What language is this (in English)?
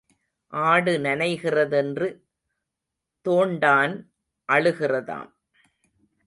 Tamil